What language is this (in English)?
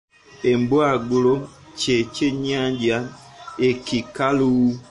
Ganda